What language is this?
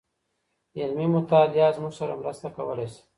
Pashto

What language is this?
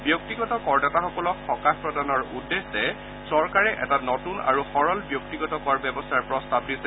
Assamese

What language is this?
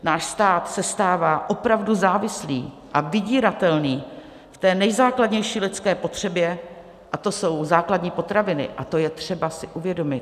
Czech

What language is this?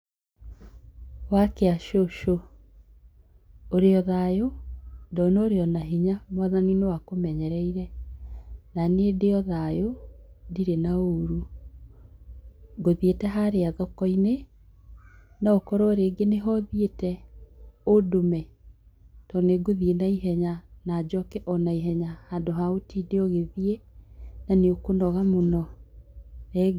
Kikuyu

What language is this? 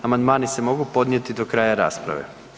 Croatian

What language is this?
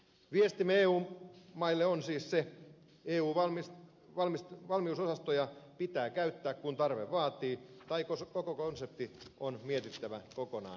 Finnish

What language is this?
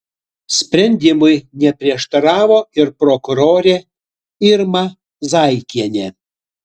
Lithuanian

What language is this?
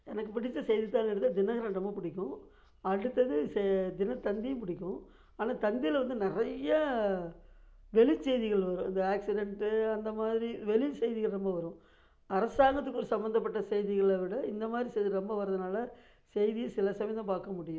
Tamil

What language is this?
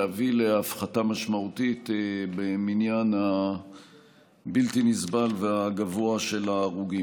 Hebrew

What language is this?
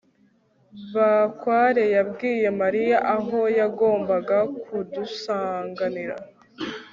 Kinyarwanda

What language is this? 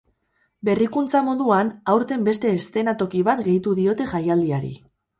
Basque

